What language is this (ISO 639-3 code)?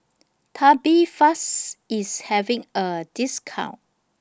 eng